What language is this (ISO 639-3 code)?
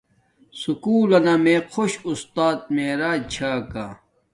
dmk